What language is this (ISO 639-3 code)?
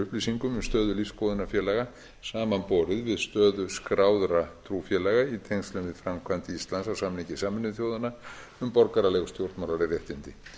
isl